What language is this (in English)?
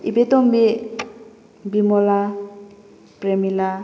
Manipuri